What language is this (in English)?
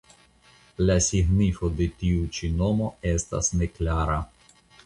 Esperanto